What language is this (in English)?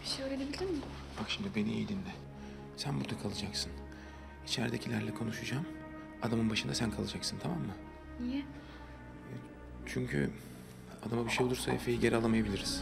Turkish